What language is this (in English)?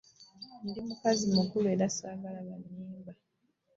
Ganda